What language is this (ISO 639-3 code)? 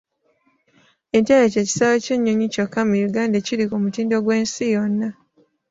lug